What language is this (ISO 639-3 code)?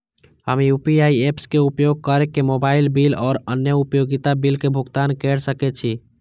mai